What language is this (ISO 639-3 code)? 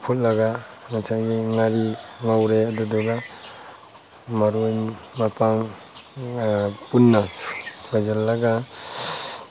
mni